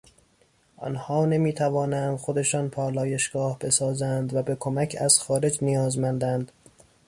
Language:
Persian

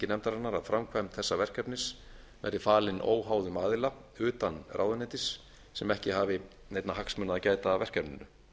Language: Icelandic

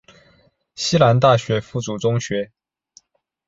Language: Chinese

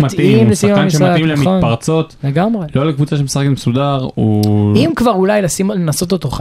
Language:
Hebrew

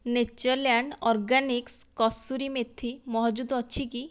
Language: Odia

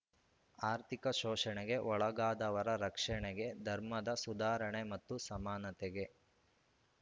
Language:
Kannada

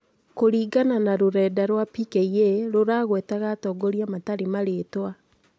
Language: Kikuyu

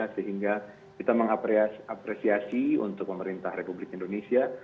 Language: Indonesian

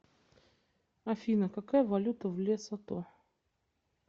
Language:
Russian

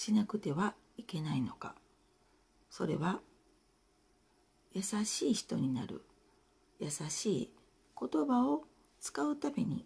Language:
Japanese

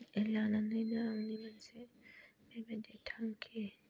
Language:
Bodo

